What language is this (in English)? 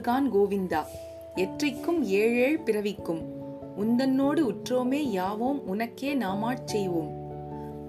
Tamil